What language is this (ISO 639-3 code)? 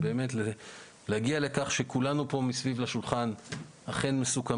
heb